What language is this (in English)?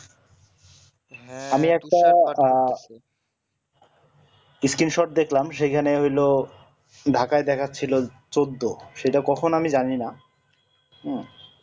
Bangla